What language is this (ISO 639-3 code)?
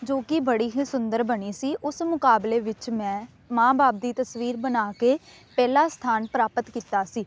pan